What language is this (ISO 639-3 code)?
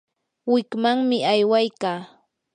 qur